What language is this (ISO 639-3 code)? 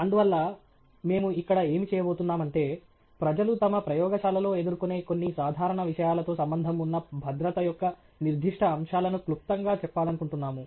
tel